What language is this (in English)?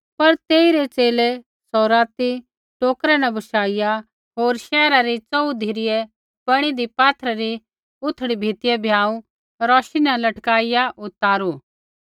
Kullu Pahari